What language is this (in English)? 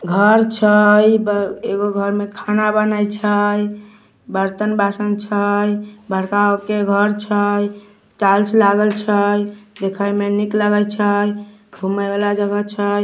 Magahi